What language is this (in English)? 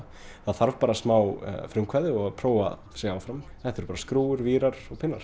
Icelandic